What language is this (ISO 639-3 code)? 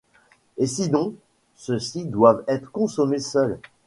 fra